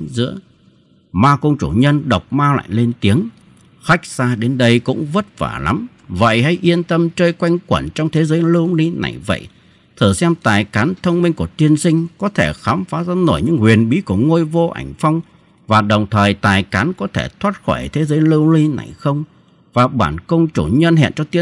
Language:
Vietnamese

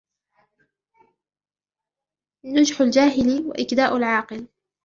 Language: Arabic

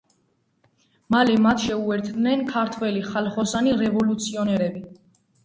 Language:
Georgian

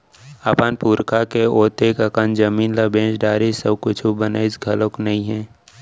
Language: Chhattisgarhi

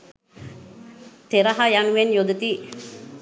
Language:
Sinhala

